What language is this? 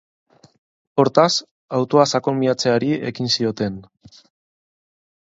Basque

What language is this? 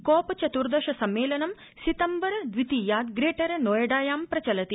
Sanskrit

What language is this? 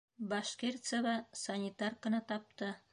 Bashkir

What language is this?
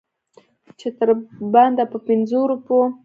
Pashto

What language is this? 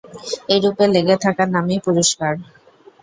Bangla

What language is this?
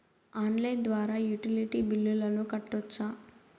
Telugu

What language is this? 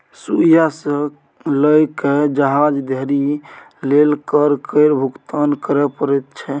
Maithili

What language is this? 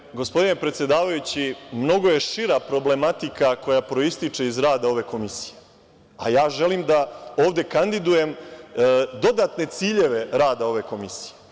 Serbian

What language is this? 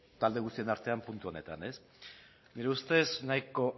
Basque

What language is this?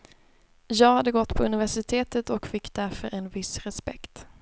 Swedish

